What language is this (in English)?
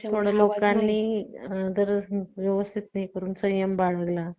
Marathi